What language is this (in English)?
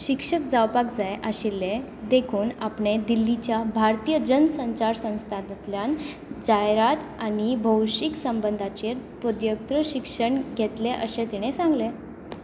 Konkani